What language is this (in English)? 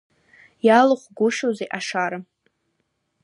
Abkhazian